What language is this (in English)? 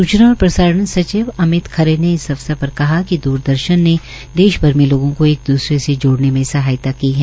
Hindi